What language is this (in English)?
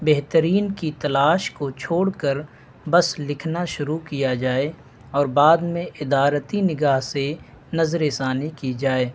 Urdu